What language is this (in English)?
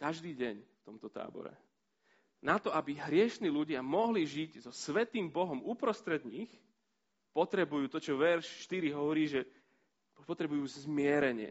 Slovak